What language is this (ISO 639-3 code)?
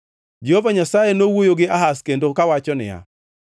luo